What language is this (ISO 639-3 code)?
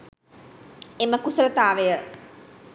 sin